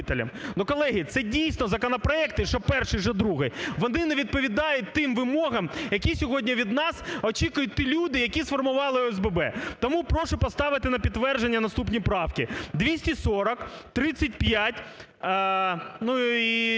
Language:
Ukrainian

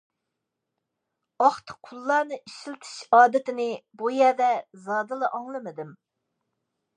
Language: Uyghur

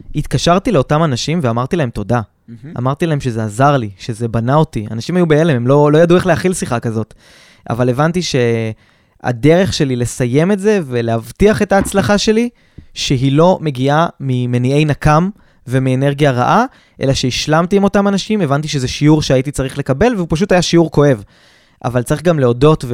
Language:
Hebrew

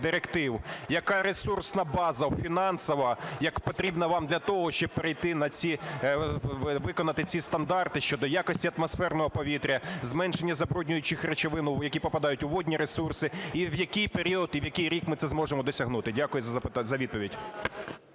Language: Ukrainian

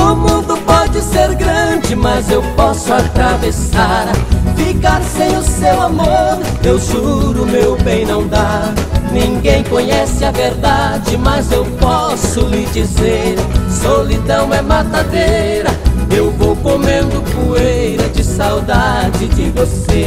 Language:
Portuguese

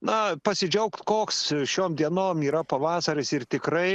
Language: Lithuanian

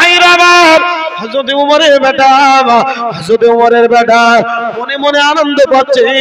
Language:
Bangla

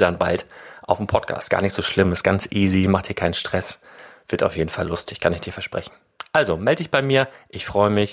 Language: German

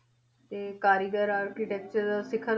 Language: Punjabi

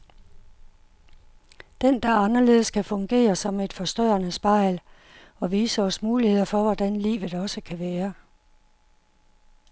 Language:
Danish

